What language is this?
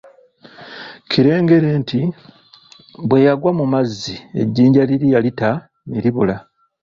Ganda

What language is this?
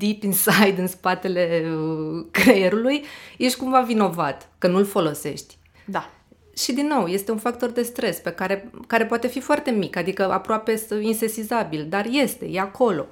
Romanian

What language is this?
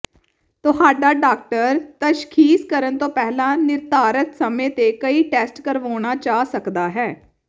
Punjabi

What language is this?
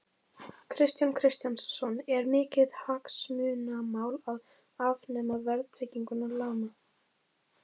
Icelandic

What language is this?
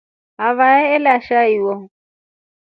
Rombo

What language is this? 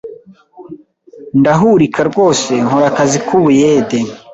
Kinyarwanda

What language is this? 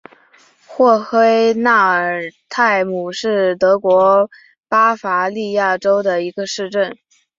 Chinese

